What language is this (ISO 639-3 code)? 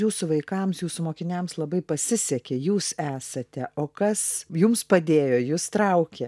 lit